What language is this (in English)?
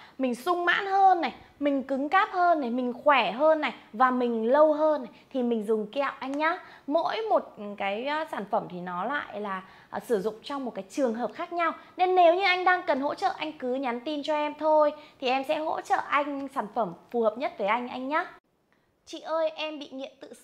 Vietnamese